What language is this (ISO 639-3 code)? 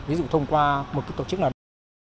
vie